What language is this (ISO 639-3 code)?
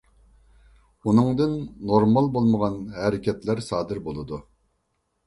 uig